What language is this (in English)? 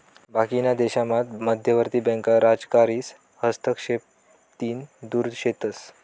Marathi